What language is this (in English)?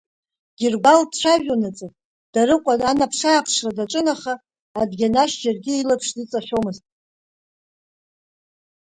Abkhazian